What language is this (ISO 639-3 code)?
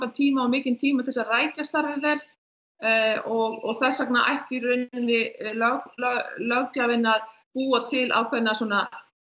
isl